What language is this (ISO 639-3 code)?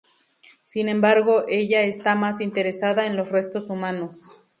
spa